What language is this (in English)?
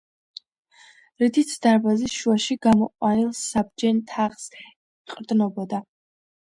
Georgian